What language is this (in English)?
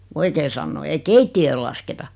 Finnish